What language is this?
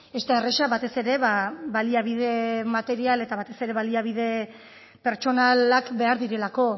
Basque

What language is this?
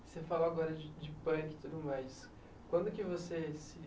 Portuguese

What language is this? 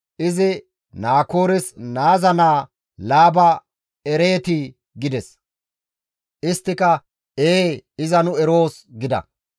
Gamo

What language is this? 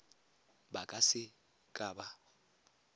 Tswana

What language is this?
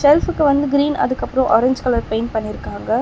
Tamil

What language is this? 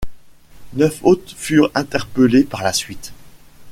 French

